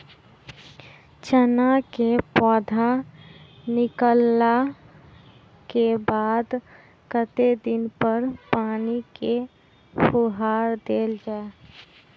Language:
Maithili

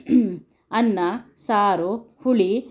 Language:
Kannada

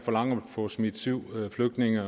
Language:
Danish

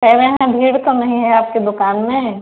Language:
Hindi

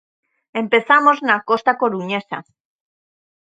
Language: Galician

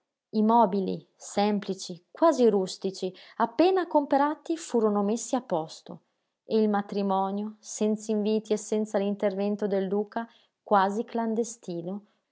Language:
Italian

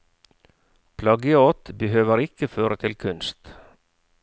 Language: Norwegian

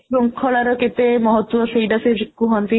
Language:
Odia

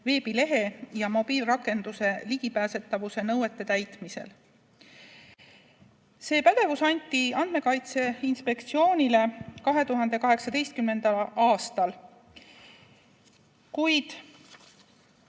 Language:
Estonian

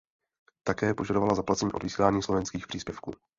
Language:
Czech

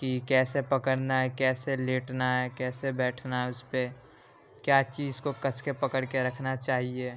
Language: Urdu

